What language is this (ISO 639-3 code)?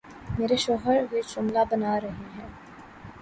urd